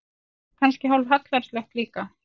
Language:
Icelandic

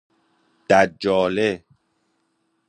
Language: Persian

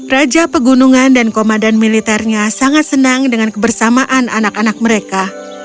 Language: Indonesian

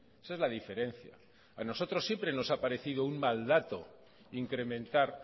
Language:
Spanish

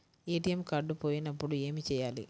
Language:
Telugu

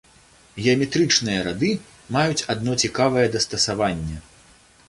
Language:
Belarusian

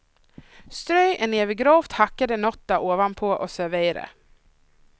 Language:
Swedish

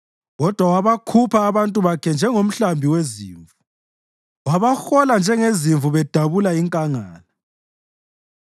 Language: North Ndebele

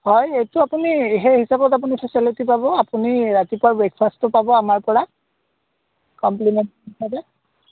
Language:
Assamese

